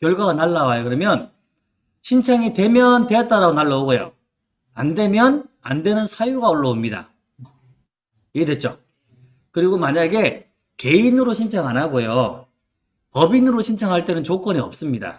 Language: Korean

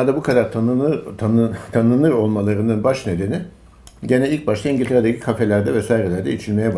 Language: Turkish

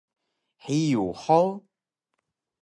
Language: Taroko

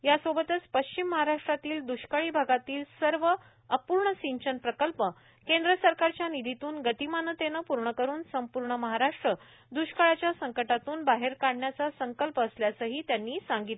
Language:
Marathi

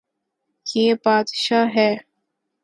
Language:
Urdu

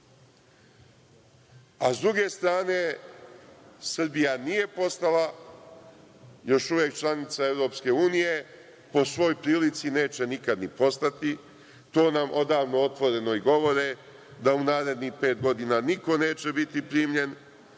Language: Serbian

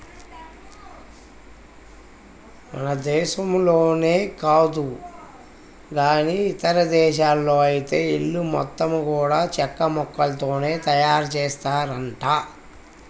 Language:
Telugu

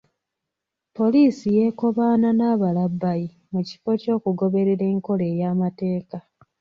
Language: Ganda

